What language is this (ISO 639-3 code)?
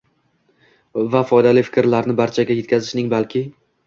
uzb